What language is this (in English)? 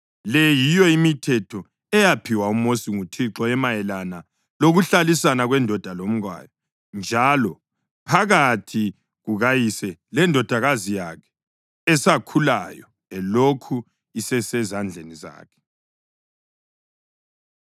North Ndebele